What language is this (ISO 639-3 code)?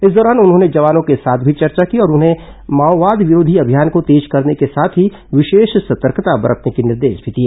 hin